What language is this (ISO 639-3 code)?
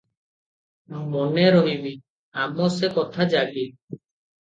ori